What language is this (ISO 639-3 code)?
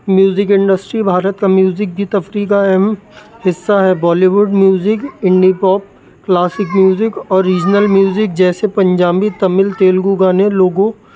urd